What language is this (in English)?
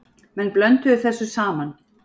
Icelandic